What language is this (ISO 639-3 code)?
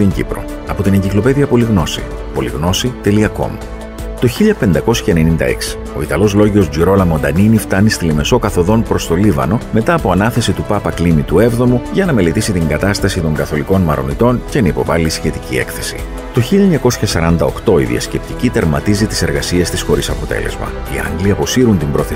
ell